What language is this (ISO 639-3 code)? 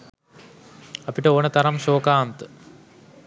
sin